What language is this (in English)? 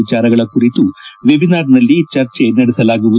Kannada